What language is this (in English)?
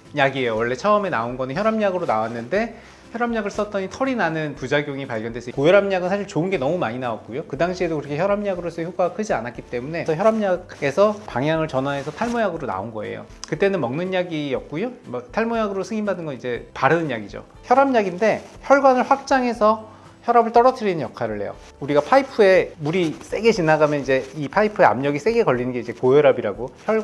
Korean